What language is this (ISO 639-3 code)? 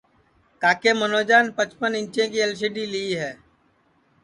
ssi